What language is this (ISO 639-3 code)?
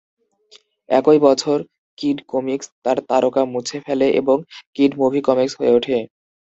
ben